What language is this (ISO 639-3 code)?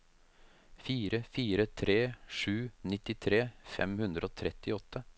nor